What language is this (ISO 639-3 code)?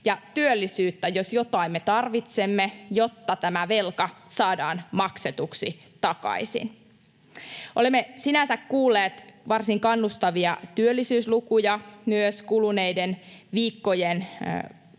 fin